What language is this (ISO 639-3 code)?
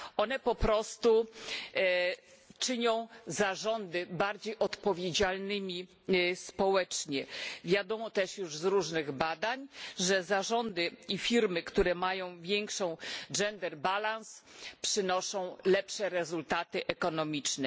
pol